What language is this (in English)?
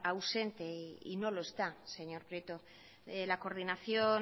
Spanish